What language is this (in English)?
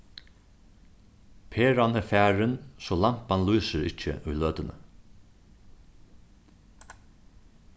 Faroese